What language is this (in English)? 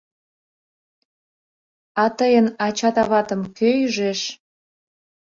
Mari